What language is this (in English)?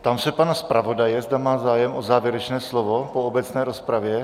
Czech